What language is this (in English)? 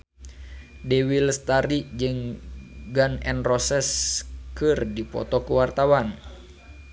Sundanese